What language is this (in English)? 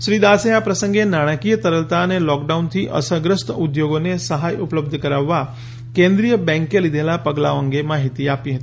Gujarati